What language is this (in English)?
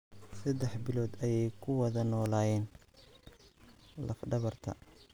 Somali